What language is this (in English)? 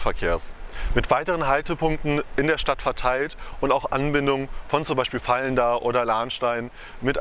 German